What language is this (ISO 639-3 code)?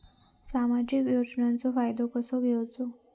mar